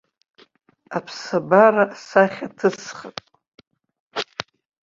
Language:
Abkhazian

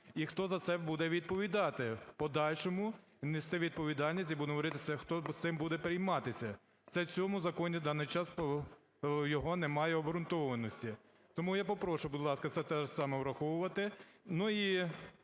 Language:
Ukrainian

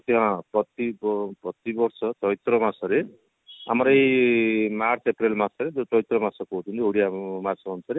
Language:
Odia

